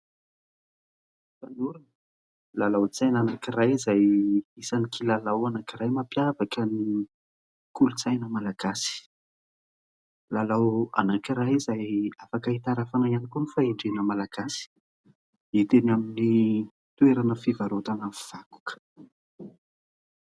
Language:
Malagasy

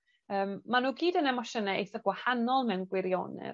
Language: Welsh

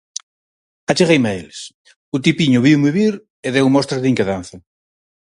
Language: Galician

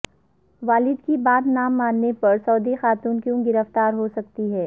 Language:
Urdu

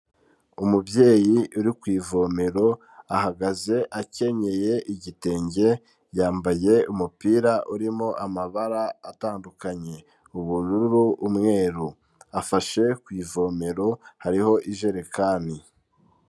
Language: Kinyarwanda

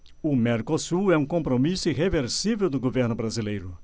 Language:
Portuguese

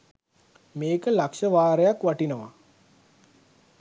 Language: Sinhala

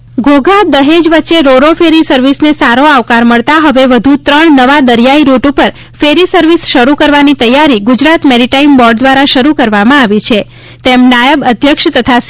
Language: Gujarati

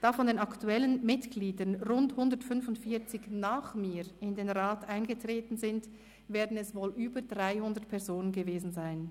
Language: Swiss German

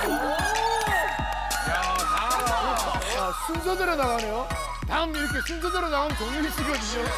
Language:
Korean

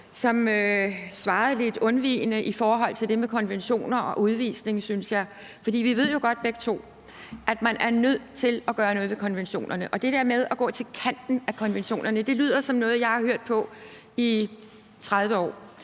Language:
Danish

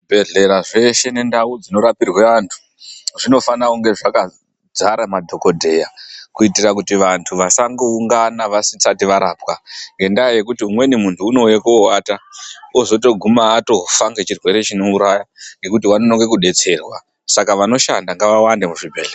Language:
Ndau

